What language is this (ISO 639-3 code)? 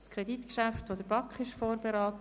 gsw